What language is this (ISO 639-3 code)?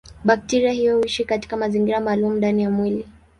swa